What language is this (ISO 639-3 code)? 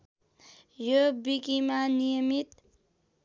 nep